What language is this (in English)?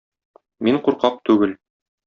Tatar